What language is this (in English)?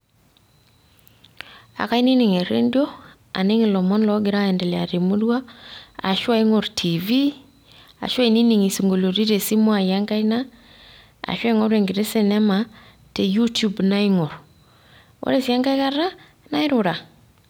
Masai